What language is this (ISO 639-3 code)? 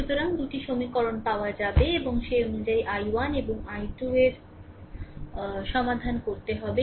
ben